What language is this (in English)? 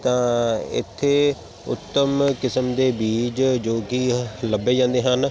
Punjabi